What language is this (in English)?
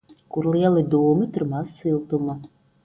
Latvian